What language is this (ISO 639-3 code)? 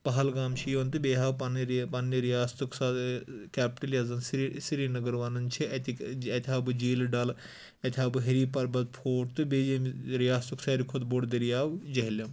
kas